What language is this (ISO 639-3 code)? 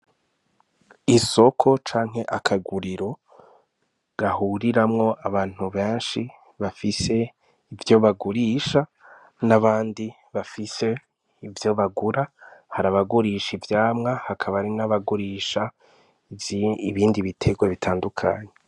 run